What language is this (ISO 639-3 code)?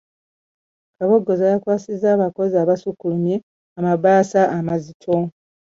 lug